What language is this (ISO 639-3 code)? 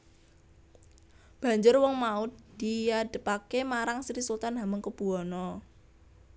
jav